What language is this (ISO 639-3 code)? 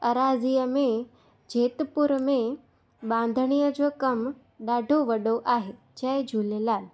snd